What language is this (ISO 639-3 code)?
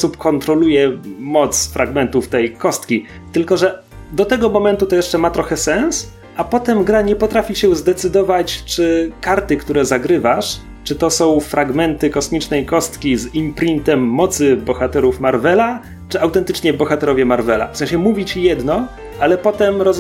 pol